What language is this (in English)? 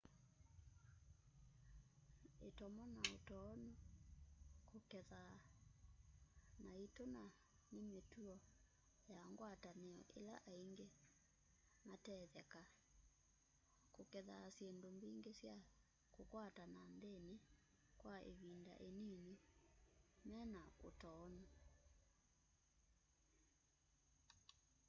Kamba